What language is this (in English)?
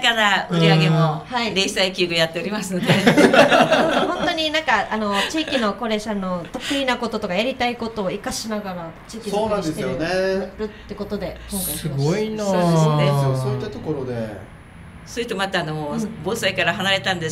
Japanese